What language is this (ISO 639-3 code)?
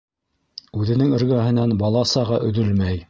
bak